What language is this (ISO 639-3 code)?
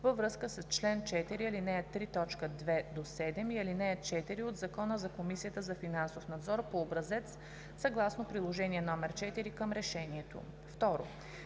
bul